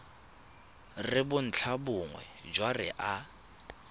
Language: Tswana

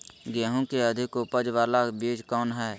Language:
Magahi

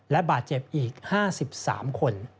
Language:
Thai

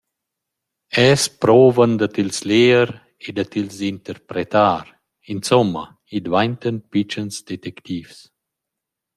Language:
Romansh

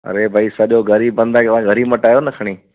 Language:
Sindhi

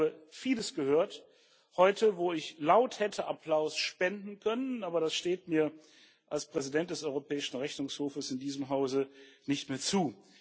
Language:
German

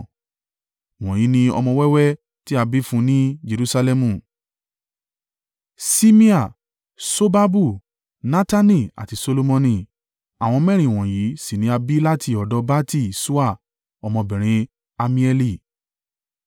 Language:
Yoruba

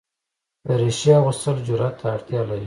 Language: Pashto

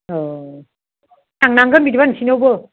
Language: Bodo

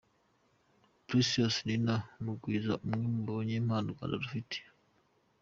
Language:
Kinyarwanda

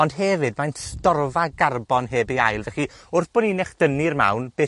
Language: Welsh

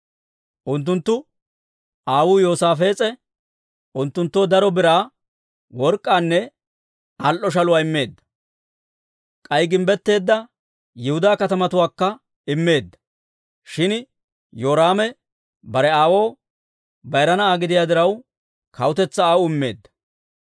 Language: Dawro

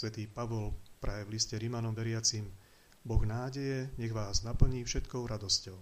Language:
Slovak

